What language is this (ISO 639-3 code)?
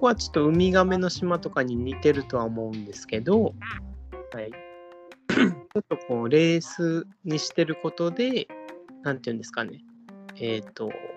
jpn